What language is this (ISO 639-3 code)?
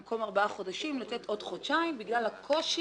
heb